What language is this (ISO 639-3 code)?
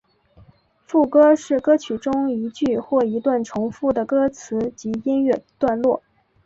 zho